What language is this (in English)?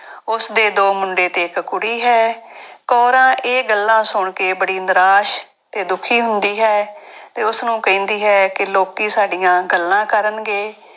Punjabi